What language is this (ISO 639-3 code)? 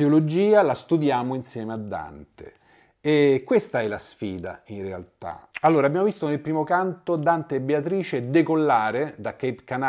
ita